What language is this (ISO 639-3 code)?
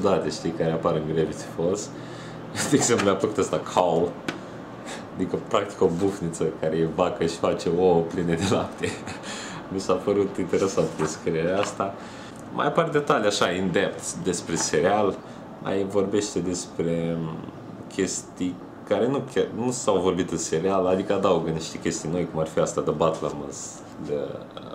ron